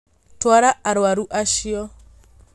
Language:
Kikuyu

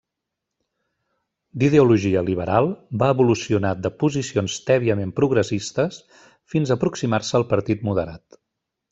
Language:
Catalan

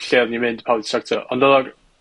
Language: Welsh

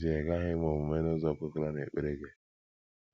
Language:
Igbo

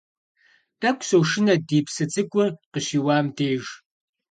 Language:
Kabardian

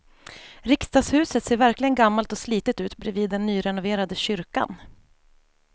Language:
Swedish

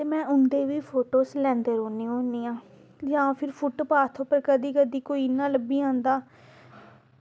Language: Dogri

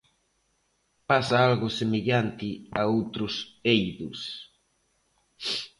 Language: Galician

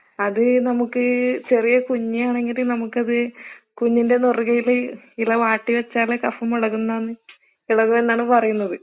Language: Malayalam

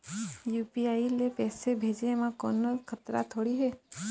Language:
Chhattisgarhi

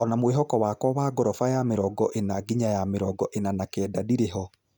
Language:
Kikuyu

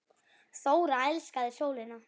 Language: Icelandic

